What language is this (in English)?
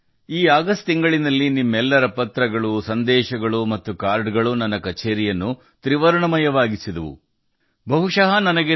Kannada